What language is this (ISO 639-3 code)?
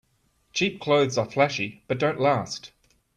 eng